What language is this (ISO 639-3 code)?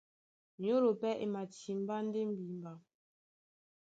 dua